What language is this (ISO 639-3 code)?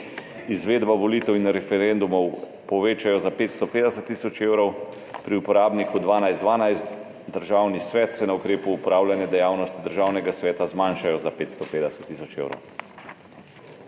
slv